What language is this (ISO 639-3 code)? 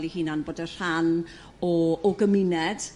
cym